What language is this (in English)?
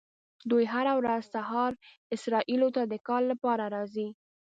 Pashto